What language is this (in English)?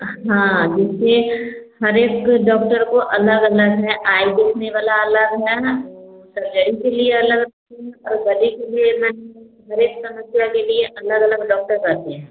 Hindi